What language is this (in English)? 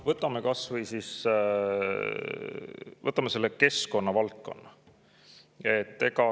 Estonian